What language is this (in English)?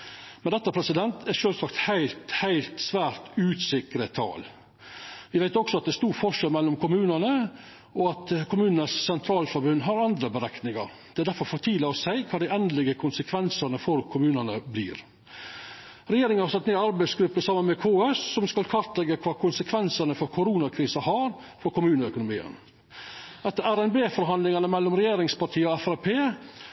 Norwegian Nynorsk